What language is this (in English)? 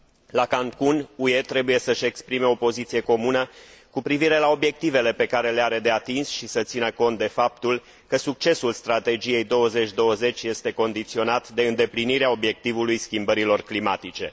Romanian